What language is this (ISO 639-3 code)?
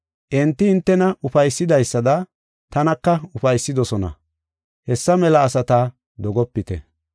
gof